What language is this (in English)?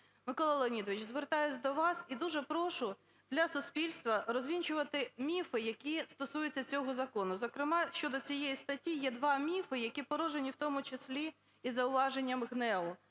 Ukrainian